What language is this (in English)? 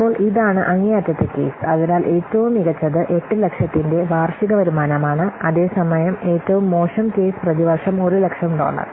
Malayalam